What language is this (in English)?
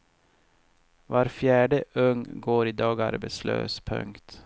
Swedish